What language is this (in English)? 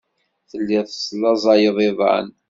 Kabyle